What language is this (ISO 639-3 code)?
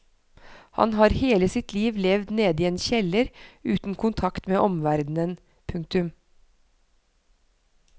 nor